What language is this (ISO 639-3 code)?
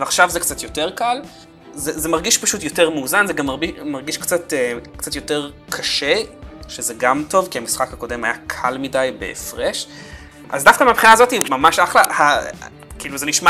heb